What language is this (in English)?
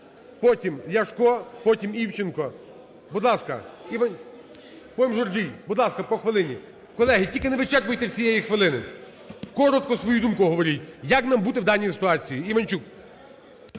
Ukrainian